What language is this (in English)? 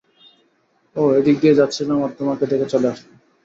Bangla